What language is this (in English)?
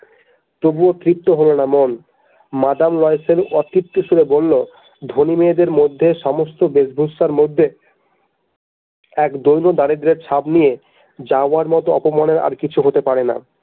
Bangla